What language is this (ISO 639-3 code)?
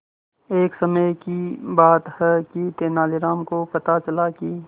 hin